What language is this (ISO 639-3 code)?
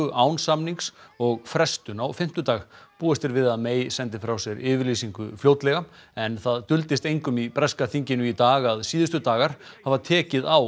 isl